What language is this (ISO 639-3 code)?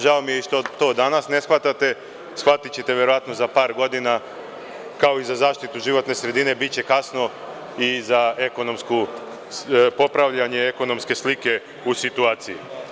srp